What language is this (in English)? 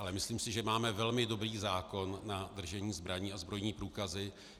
Czech